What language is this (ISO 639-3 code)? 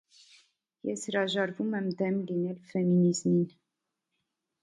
hye